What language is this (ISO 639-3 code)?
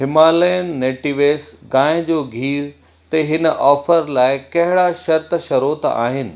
snd